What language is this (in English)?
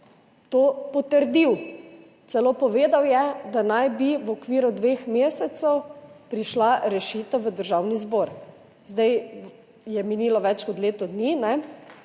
Slovenian